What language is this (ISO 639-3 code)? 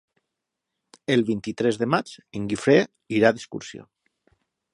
cat